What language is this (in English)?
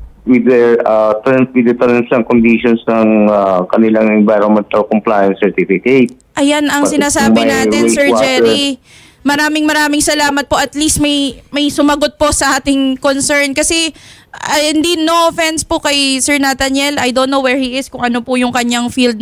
Filipino